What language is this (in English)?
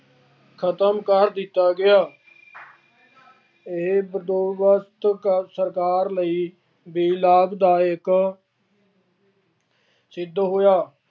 Punjabi